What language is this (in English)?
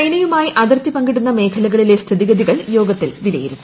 Malayalam